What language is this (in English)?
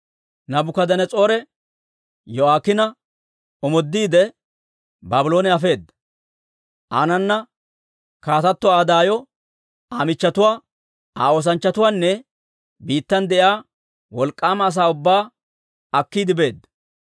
Dawro